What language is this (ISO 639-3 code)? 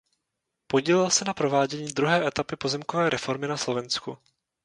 ces